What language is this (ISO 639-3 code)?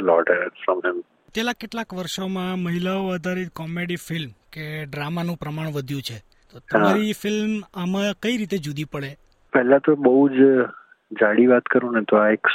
guj